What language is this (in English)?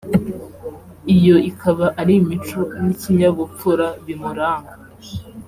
Kinyarwanda